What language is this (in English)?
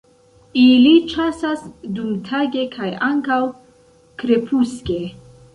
Esperanto